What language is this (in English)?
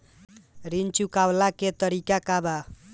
Bhojpuri